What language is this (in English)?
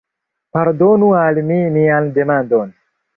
Esperanto